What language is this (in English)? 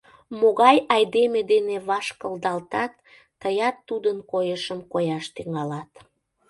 Mari